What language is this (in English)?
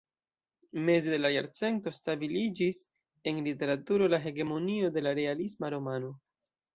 Esperanto